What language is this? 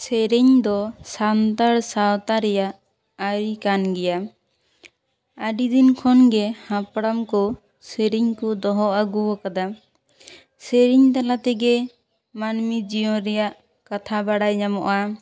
Santali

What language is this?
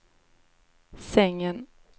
Swedish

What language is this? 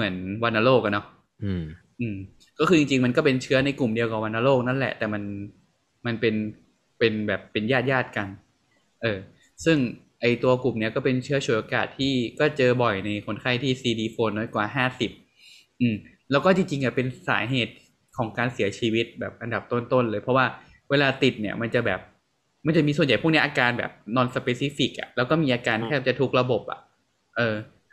Thai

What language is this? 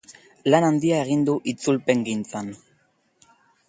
Basque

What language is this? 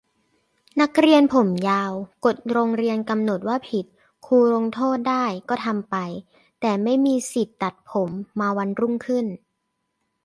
Thai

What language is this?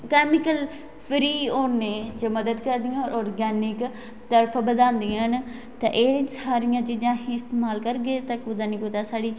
Dogri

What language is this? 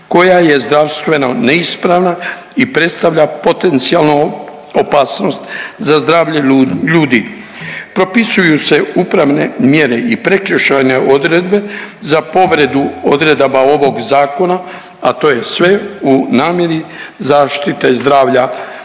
Croatian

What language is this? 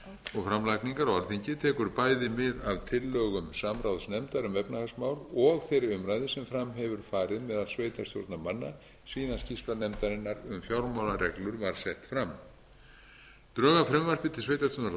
Icelandic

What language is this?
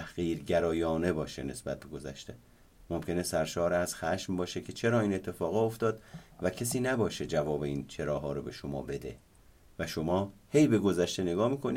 Persian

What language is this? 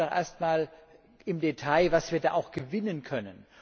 German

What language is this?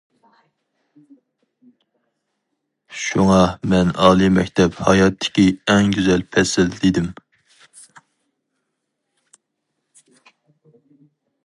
Uyghur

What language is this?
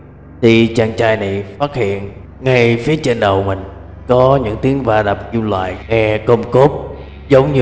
Vietnamese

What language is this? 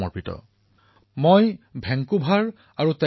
Assamese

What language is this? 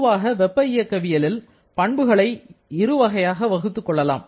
Tamil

